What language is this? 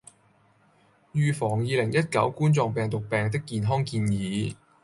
Cantonese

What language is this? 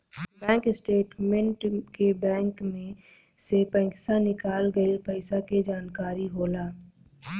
Bhojpuri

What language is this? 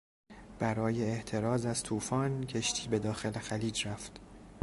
Persian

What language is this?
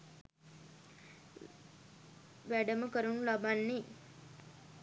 Sinhala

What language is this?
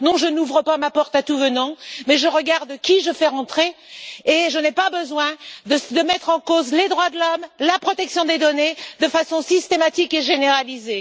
French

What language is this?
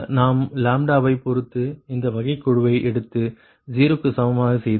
Tamil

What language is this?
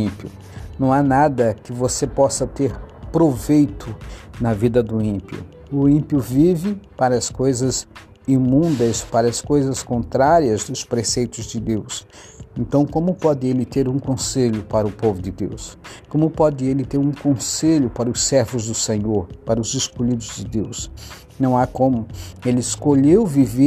Portuguese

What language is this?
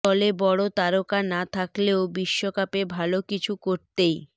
Bangla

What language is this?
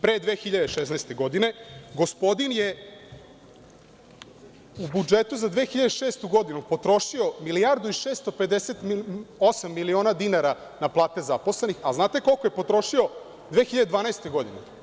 Serbian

